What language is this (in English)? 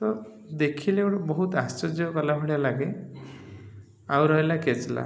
Odia